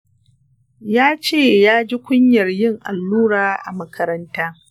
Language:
Hausa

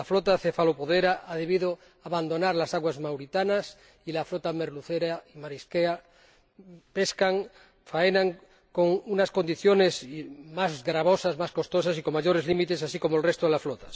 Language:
Spanish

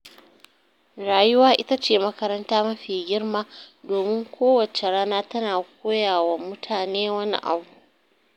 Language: Hausa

